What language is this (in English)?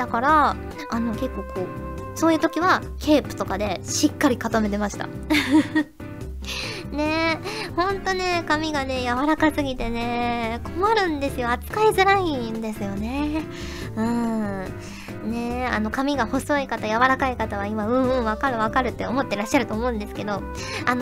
Japanese